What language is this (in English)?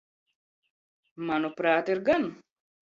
Latvian